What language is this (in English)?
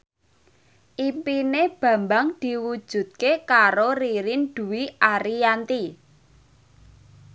Javanese